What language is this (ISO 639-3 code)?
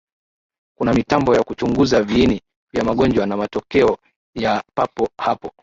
swa